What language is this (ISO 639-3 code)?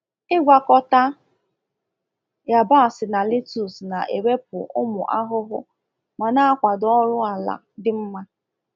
ibo